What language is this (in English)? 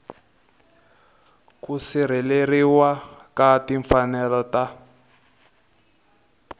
Tsonga